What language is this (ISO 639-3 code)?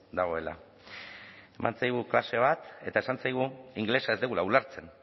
eus